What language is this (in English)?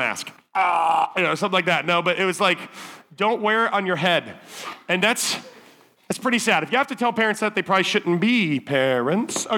English